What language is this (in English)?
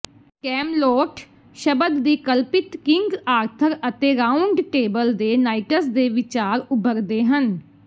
Punjabi